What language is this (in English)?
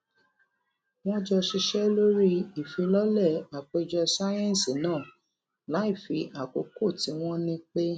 Yoruba